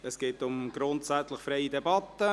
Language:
Swiss German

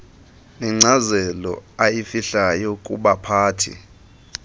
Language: Xhosa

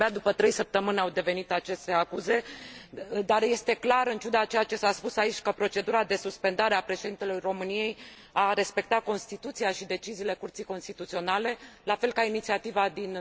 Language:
Romanian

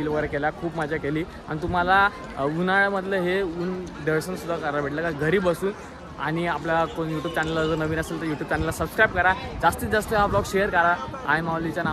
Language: Marathi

